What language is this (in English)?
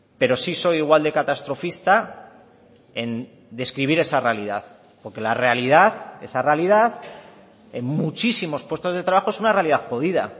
Spanish